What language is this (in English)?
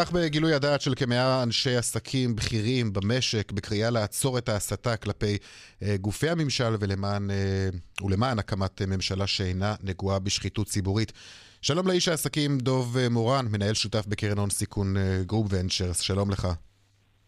Hebrew